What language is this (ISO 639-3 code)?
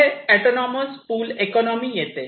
mar